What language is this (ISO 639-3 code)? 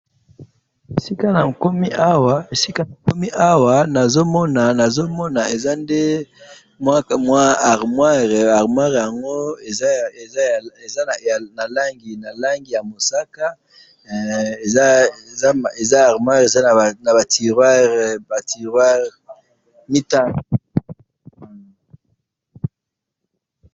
lin